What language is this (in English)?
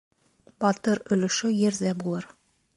Bashkir